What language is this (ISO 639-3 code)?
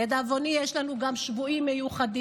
heb